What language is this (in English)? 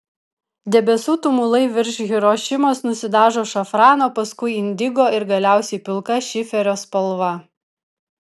Lithuanian